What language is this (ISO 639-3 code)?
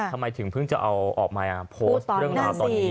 tha